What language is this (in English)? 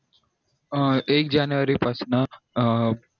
Marathi